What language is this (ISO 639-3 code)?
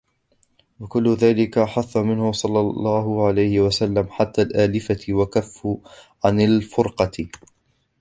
ara